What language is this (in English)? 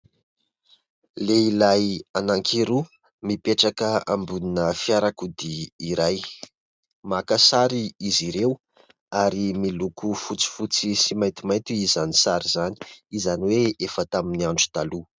Malagasy